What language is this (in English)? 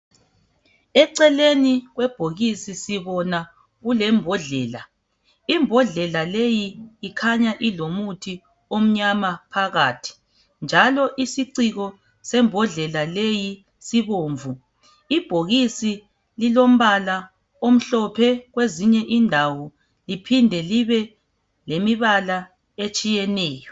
North Ndebele